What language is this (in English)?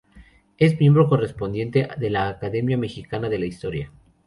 Spanish